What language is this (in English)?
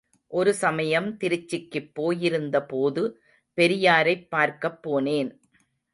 Tamil